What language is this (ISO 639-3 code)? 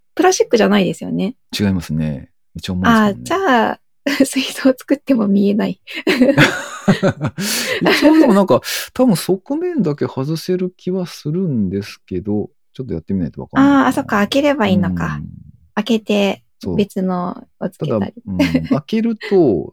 jpn